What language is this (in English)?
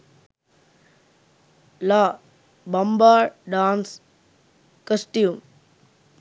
Sinhala